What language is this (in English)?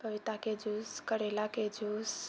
Maithili